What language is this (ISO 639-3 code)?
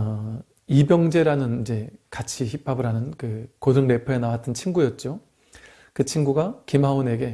kor